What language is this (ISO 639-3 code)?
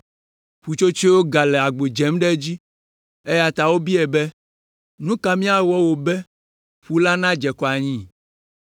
ewe